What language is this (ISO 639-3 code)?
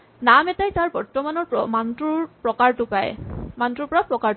asm